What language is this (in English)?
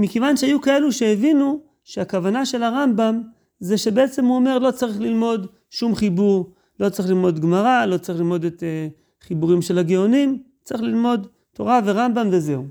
Hebrew